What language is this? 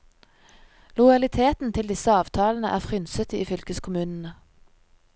Norwegian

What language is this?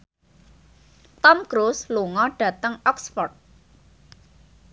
Javanese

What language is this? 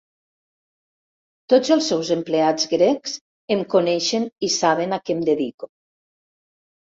Catalan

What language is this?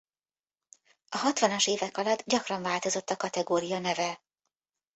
Hungarian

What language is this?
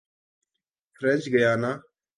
Urdu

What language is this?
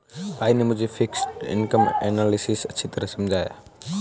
Hindi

